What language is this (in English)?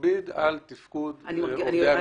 Hebrew